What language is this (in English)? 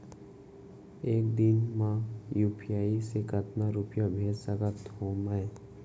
Chhattisgarhi